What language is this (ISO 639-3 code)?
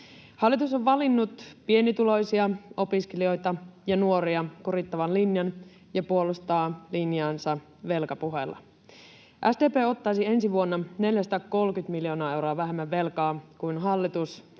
fin